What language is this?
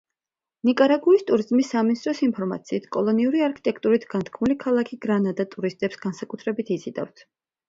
Georgian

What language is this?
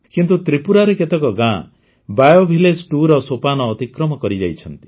Odia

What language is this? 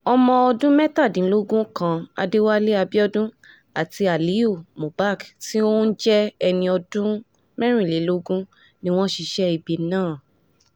Yoruba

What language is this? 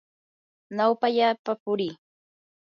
Yanahuanca Pasco Quechua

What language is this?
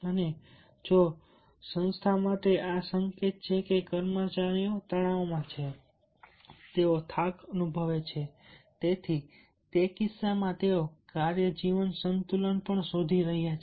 Gujarati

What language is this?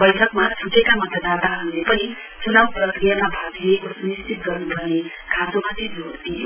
Nepali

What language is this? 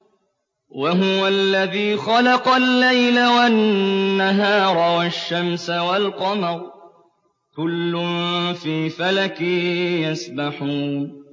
Arabic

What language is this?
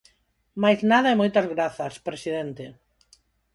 Galician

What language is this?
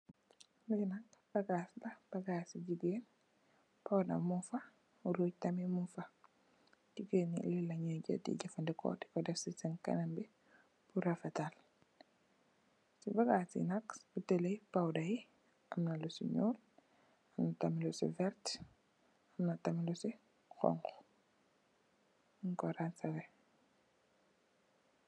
Wolof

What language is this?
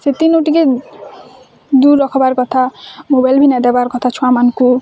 Odia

